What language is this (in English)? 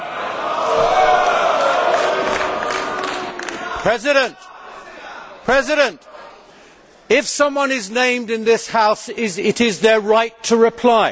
English